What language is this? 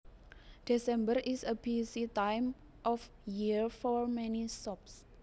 Javanese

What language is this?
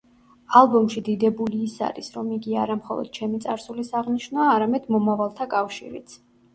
Georgian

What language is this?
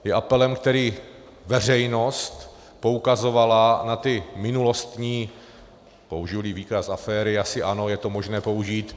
Czech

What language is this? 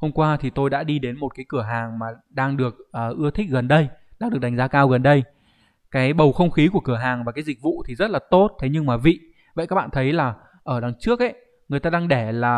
Vietnamese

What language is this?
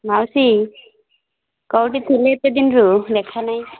Odia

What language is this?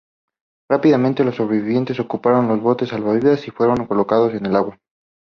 Spanish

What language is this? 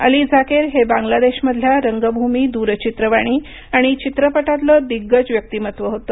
Marathi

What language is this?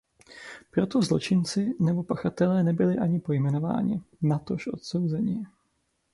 Czech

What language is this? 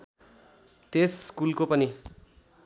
Nepali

